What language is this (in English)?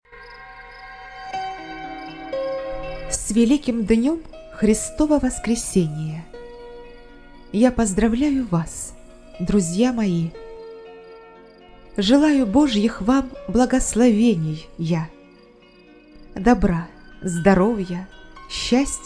Russian